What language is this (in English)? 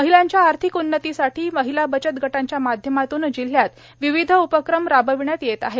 Marathi